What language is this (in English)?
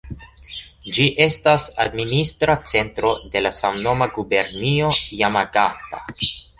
Esperanto